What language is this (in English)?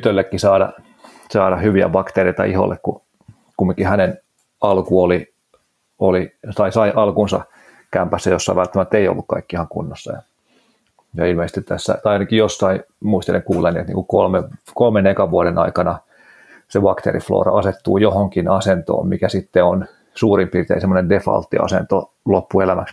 Finnish